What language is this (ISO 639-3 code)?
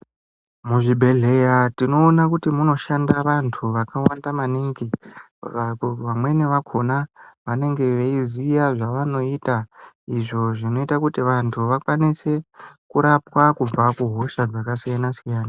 ndc